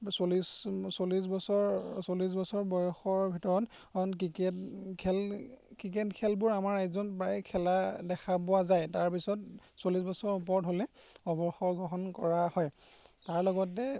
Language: Assamese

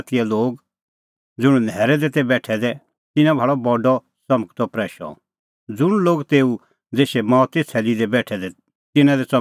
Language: Kullu Pahari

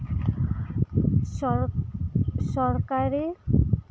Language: Santali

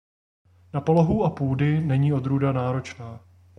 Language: Czech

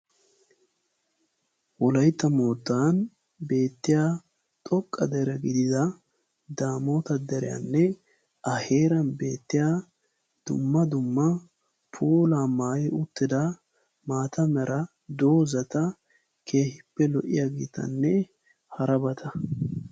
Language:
Wolaytta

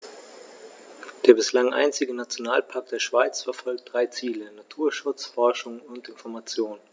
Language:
German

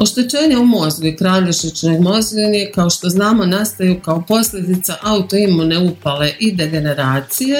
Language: Croatian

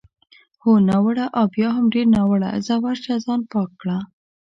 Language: Pashto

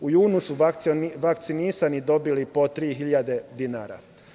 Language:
Serbian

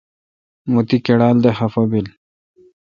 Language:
Kalkoti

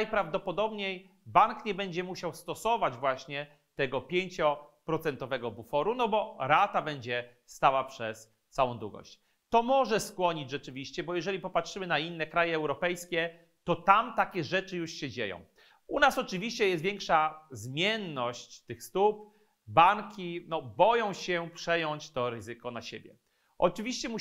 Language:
Polish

